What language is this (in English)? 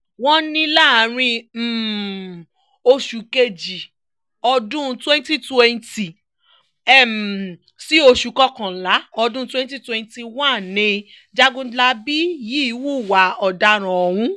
Yoruba